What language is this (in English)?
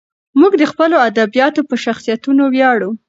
Pashto